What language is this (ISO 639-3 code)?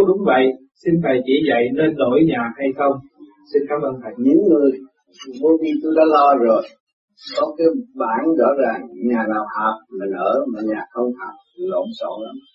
vie